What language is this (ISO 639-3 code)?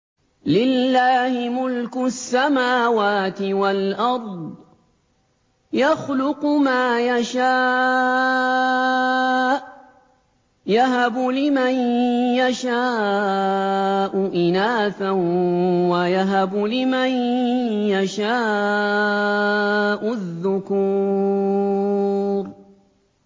ara